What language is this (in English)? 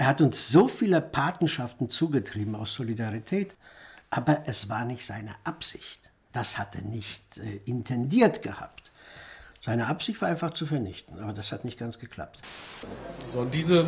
German